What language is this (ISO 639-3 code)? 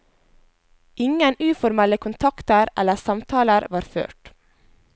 nor